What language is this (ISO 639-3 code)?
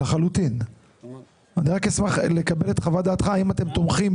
heb